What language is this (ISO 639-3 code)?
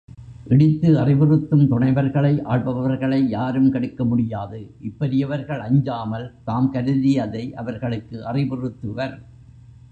tam